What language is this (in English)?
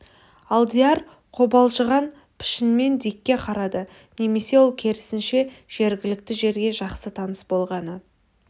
Kazakh